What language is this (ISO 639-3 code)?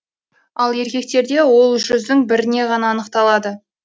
kaz